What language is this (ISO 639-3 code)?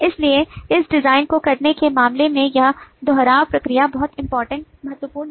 hin